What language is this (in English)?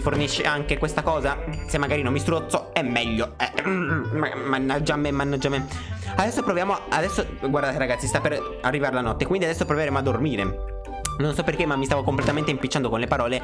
Italian